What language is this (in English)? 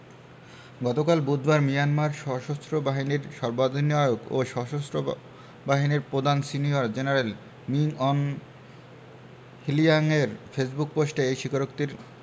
Bangla